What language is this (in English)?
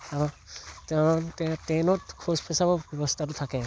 Assamese